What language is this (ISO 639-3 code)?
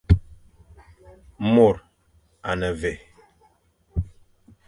fan